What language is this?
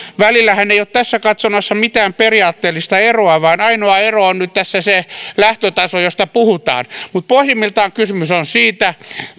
Finnish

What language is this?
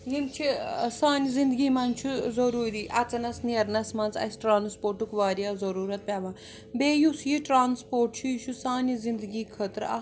Kashmiri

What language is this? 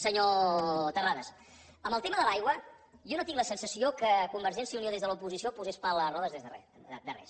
Catalan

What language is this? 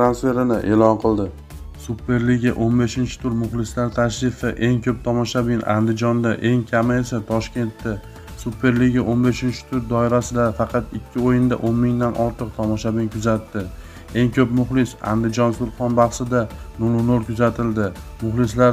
Turkish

